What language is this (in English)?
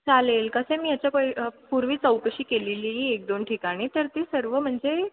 Marathi